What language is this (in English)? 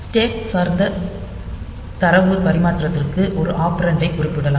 Tamil